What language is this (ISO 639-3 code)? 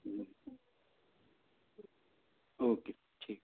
hin